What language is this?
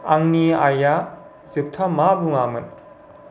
Bodo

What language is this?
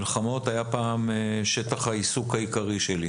Hebrew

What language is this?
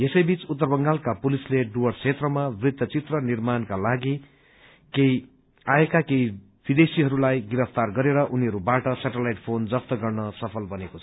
Nepali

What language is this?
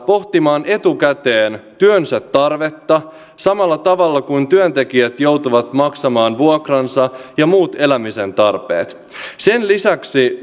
Finnish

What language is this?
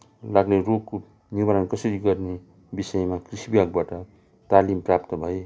Nepali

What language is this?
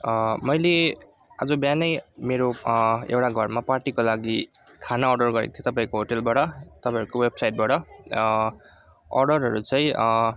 Nepali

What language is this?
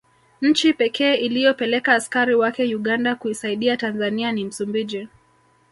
Swahili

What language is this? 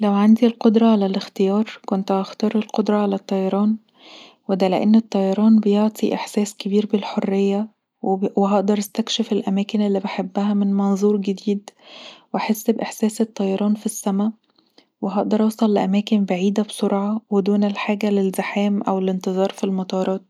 Egyptian Arabic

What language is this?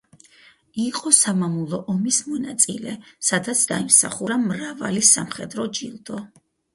Georgian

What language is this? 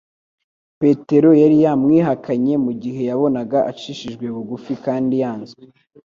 Kinyarwanda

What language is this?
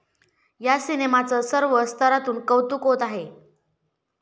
Marathi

